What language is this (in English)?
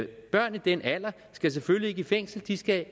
Danish